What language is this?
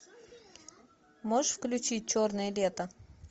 Russian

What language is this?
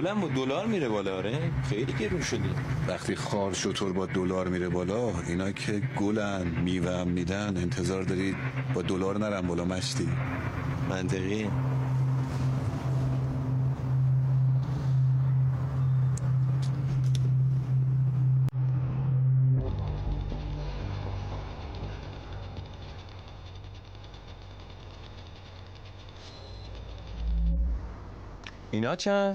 Persian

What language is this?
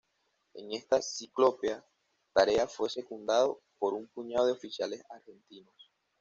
Spanish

